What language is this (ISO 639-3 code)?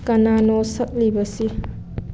mni